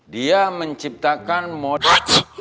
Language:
Indonesian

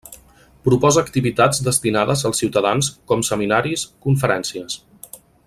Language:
Catalan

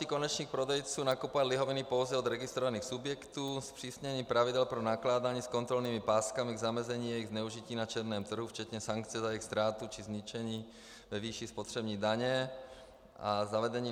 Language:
Czech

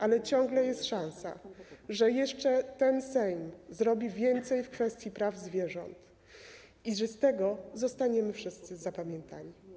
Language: Polish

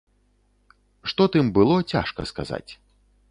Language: Belarusian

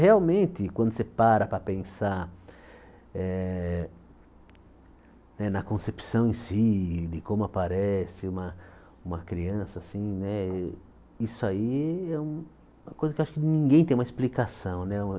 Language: Portuguese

